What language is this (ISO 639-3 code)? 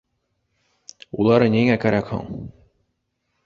bak